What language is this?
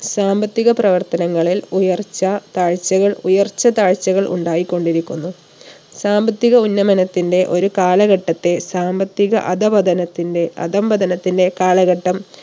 Malayalam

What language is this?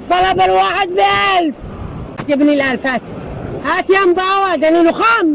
Arabic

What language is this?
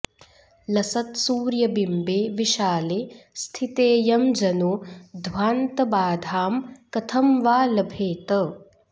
Sanskrit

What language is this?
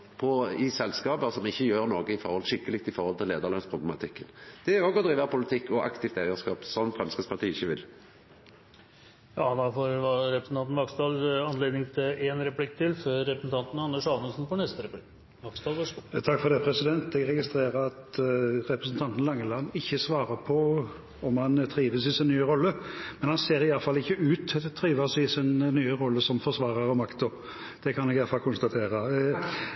Norwegian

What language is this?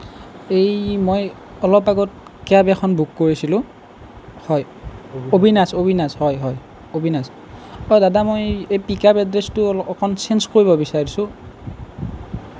Assamese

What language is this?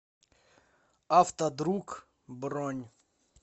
Russian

